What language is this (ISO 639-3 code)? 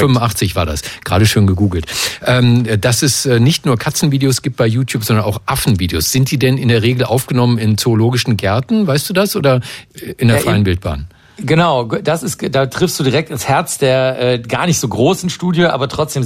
deu